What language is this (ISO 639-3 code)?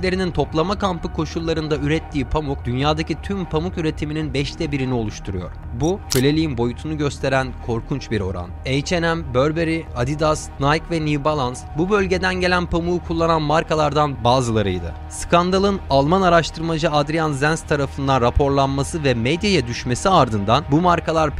tur